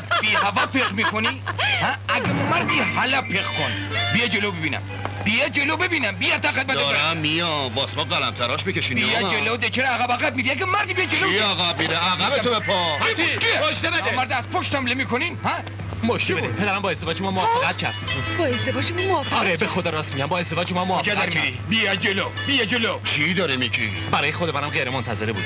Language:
Persian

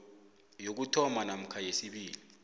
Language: South Ndebele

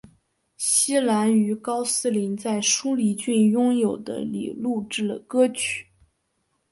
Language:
Chinese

